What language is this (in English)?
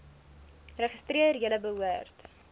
Afrikaans